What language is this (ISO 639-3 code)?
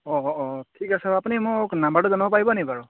asm